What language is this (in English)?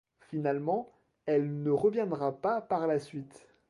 French